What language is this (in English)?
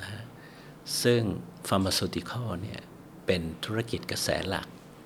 Thai